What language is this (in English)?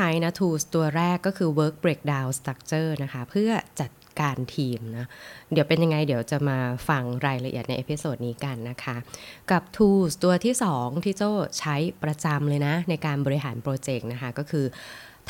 Thai